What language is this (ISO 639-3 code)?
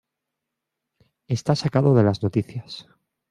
spa